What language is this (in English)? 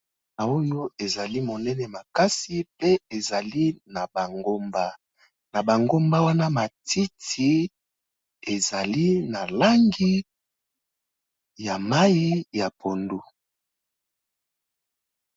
Lingala